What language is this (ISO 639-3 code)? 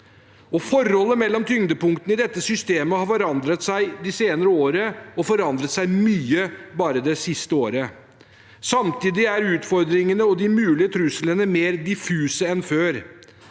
nor